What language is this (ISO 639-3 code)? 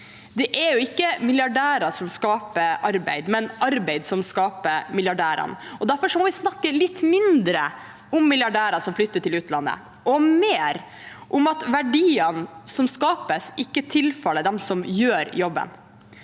nor